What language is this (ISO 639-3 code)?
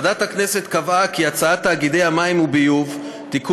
heb